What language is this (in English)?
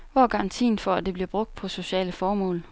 Danish